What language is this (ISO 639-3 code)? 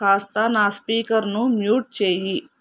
tel